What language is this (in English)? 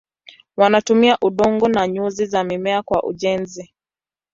Swahili